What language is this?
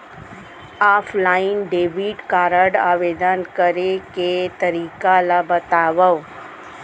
Chhattisgarhi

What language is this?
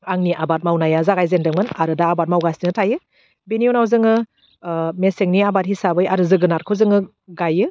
Bodo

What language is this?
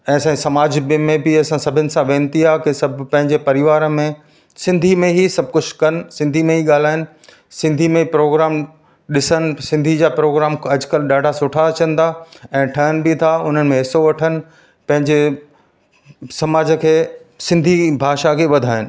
Sindhi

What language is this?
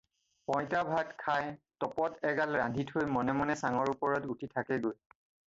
Assamese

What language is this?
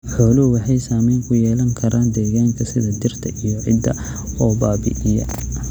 Somali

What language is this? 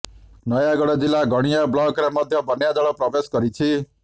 Odia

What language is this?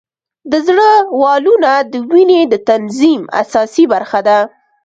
Pashto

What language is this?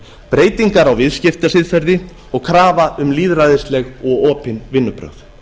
Icelandic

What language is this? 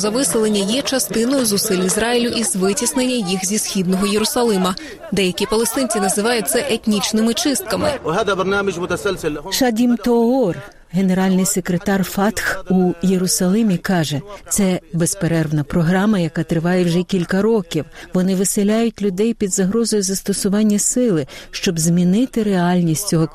Ukrainian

